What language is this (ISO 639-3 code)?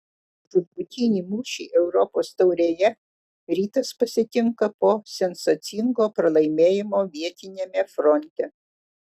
lit